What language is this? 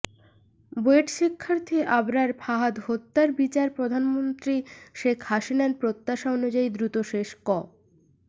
Bangla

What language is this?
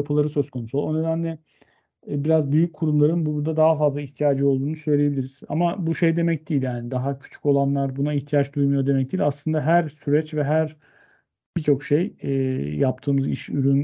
Turkish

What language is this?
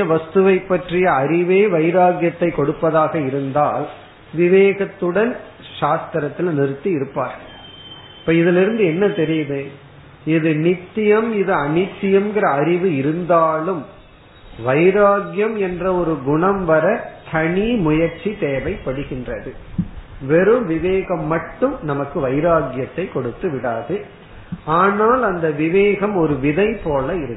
Tamil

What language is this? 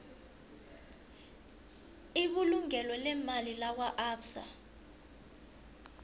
South Ndebele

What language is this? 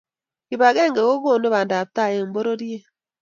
Kalenjin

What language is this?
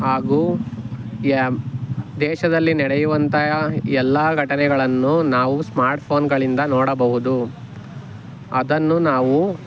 Kannada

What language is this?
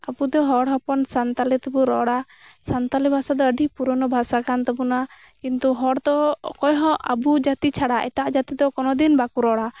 Santali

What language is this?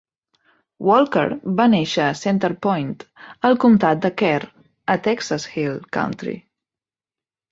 Catalan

